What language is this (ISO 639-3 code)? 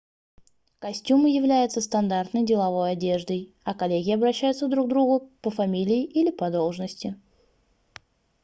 rus